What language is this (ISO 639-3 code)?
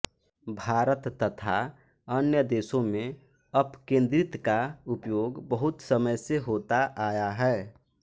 hin